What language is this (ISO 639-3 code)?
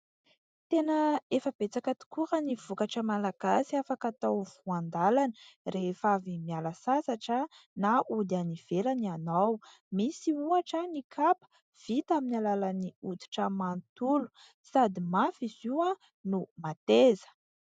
mlg